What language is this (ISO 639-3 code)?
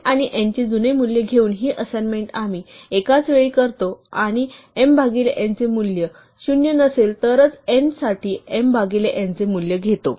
mar